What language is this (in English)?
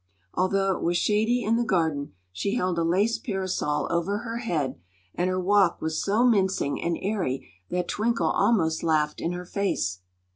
English